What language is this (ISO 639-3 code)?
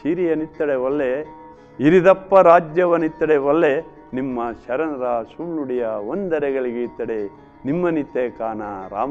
kan